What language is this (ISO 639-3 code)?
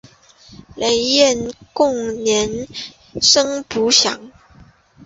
zho